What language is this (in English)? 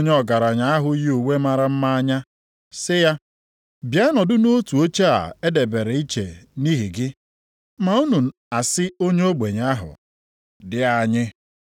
Igbo